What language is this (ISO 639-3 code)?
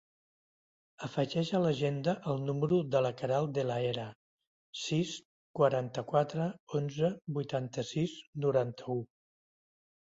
cat